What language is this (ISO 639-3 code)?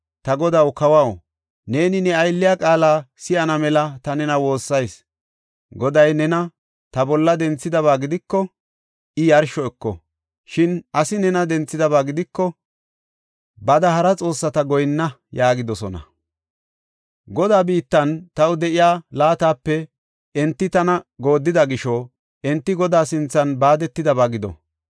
gof